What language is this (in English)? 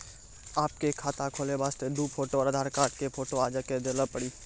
Maithili